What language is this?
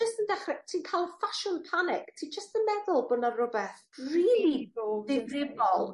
Welsh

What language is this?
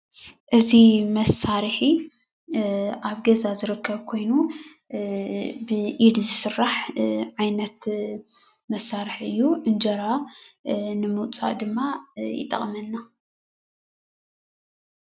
Tigrinya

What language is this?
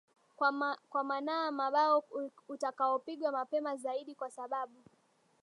Swahili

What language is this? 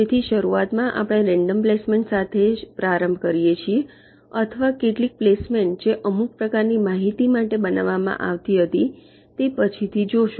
Gujarati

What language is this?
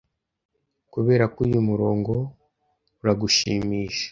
Kinyarwanda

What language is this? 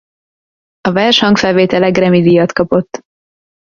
Hungarian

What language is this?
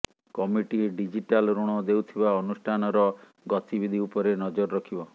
Odia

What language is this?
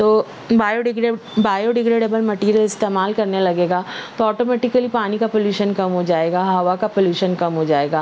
Urdu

